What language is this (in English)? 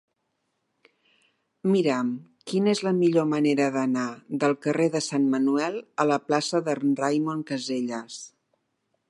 Catalan